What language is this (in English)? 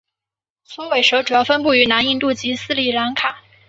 Chinese